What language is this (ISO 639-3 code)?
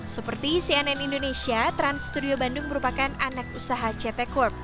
ind